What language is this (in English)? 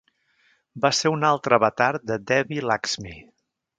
Catalan